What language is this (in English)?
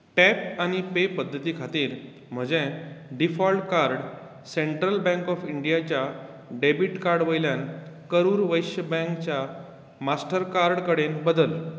Konkani